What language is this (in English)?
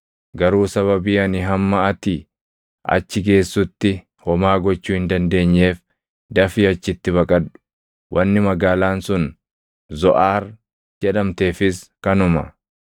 Oromo